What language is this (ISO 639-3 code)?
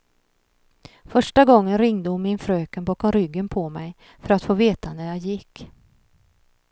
swe